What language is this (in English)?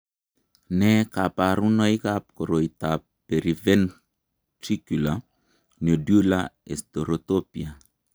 Kalenjin